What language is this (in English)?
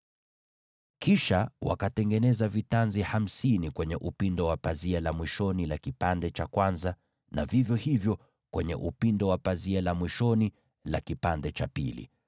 Swahili